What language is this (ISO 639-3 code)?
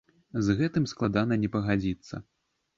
bel